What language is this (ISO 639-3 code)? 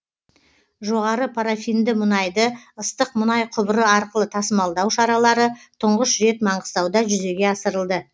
kaz